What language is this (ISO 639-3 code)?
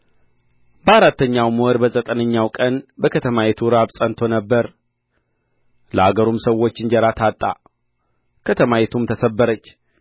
amh